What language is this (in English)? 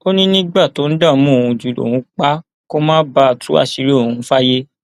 Yoruba